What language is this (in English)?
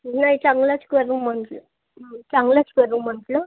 Marathi